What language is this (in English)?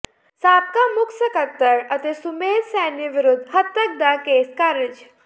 Punjabi